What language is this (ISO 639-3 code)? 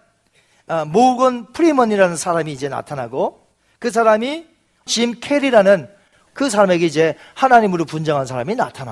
kor